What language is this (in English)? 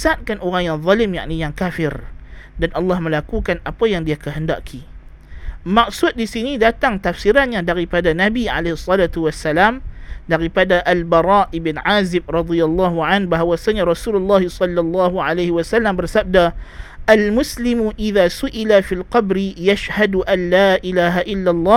Malay